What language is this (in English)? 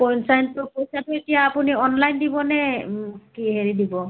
Assamese